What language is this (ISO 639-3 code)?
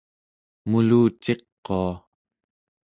esu